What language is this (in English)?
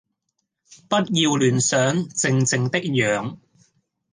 Cantonese